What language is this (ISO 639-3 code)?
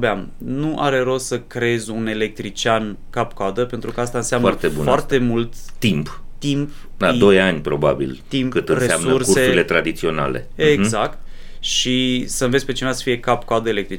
ron